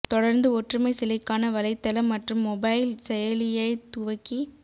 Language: Tamil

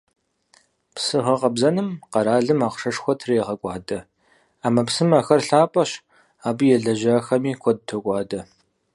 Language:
Kabardian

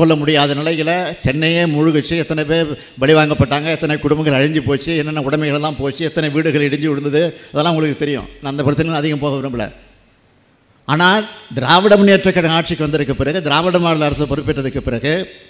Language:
Arabic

